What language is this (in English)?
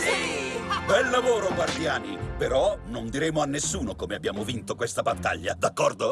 Italian